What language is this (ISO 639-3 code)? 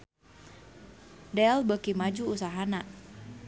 sun